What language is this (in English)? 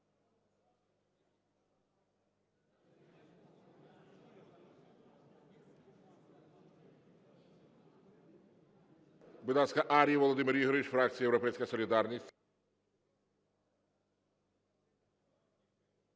Ukrainian